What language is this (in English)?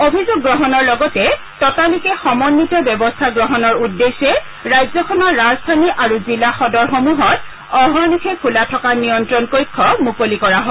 Assamese